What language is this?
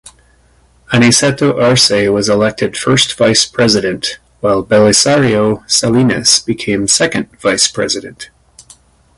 English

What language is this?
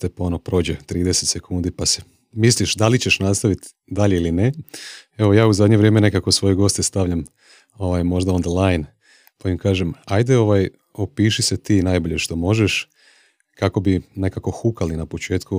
Croatian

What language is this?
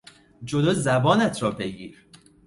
Persian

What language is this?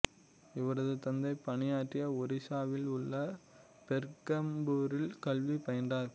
Tamil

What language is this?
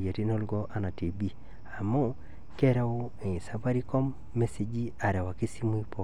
Masai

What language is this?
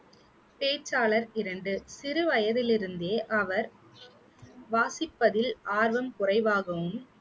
Tamil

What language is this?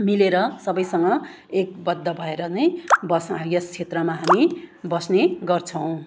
Nepali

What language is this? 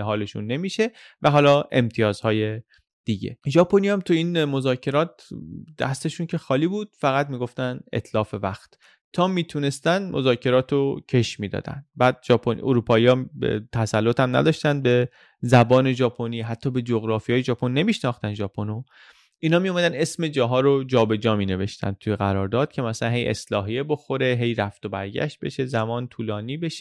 Persian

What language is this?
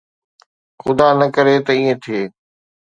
Sindhi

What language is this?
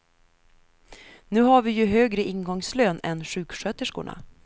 Swedish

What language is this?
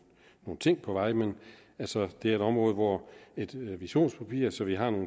Danish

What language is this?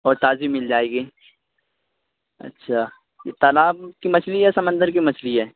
Urdu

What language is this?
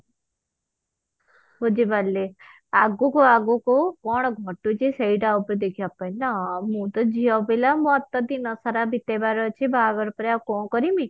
Odia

